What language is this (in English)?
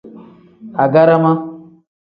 Tem